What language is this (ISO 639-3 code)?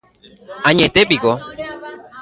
grn